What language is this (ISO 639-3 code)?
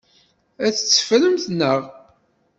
kab